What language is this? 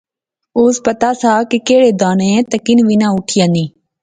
Pahari-Potwari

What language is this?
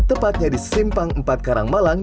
Indonesian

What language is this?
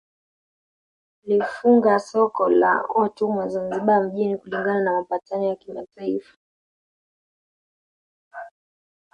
Swahili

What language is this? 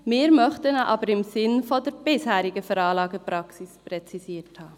Swiss German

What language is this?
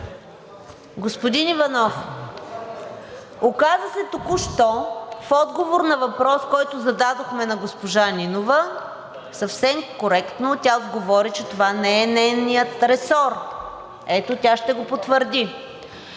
Bulgarian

